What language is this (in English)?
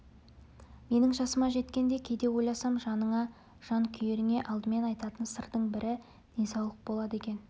Kazakh